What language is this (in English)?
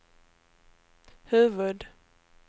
Swedish